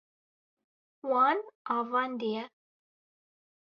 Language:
Kurdish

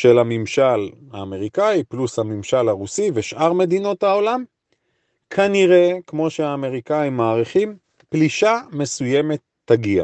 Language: Hebrew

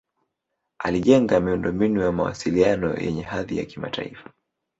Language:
Swahili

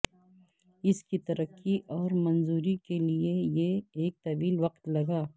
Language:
Urdu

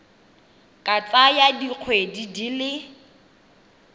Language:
Tswana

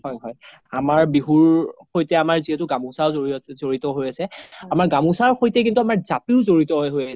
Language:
Assamese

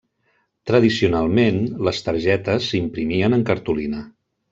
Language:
Catalan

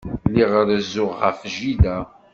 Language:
Kabyle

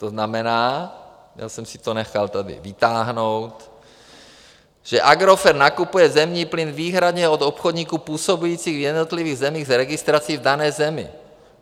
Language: Czech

